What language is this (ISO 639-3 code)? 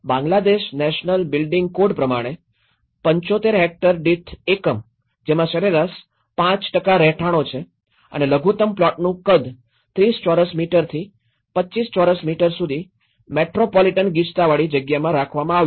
guj